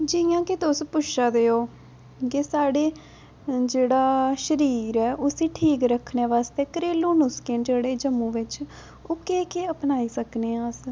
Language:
Dogri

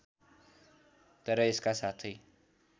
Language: Nepali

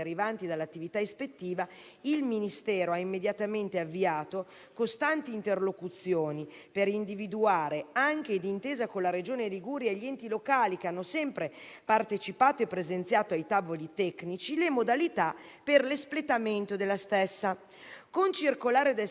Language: Italian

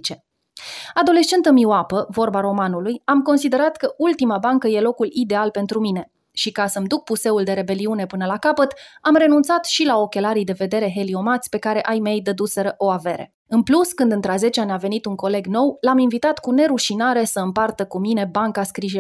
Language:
Romanian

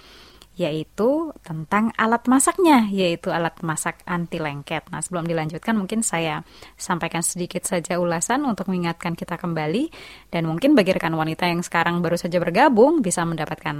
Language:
Indonesian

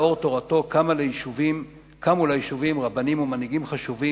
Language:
Hebrew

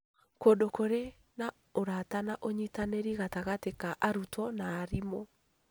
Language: Kikuyu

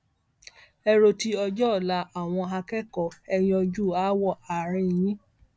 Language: Yoruba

